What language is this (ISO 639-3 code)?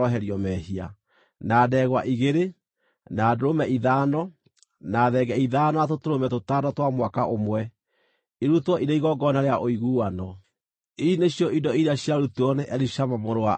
kik